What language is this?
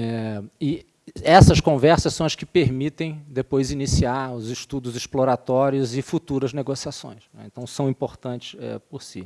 Portuguese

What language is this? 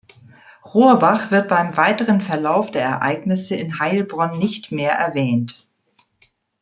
German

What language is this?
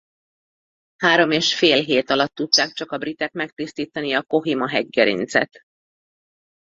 Hungarian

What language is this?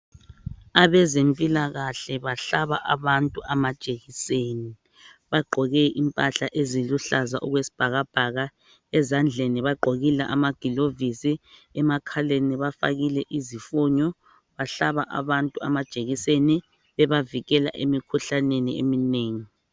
North Ndebele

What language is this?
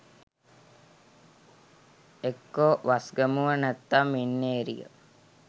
Sinhala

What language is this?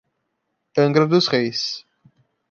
Portuguese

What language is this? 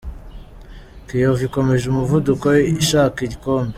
Kinyarwanda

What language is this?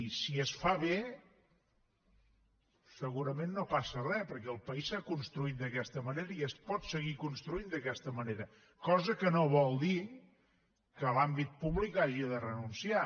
Catalan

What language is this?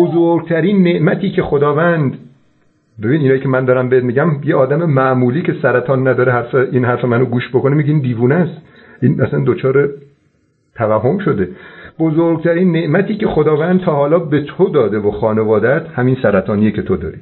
Persian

